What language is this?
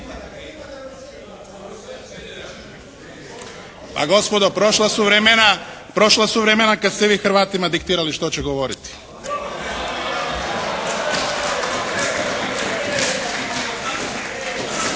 Croatian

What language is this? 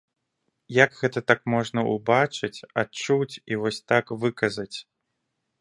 Belarusian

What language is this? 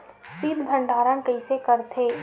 Chhattisgarhi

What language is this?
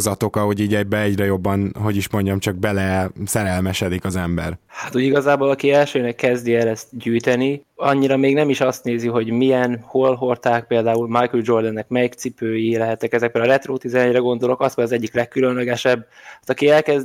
Hungarian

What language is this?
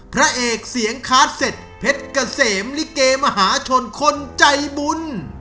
Thai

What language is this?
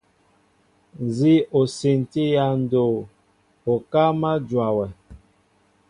Mbo (Cameroon)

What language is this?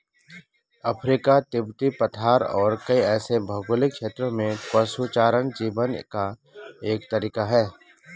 Hindi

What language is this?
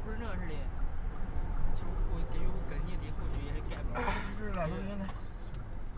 Chinese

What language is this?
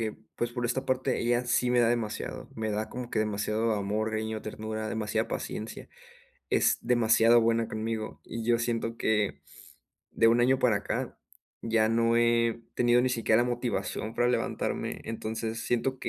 Spanish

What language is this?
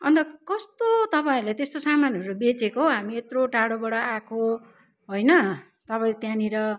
Nepali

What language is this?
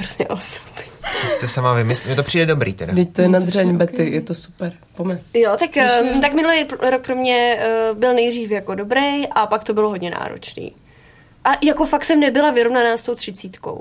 Czech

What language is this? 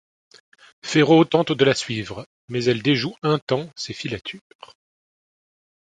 French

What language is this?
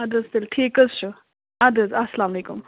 Kashmiri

